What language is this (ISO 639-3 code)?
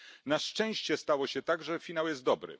pol